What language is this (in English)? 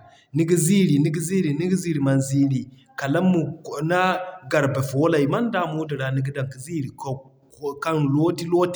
Zarma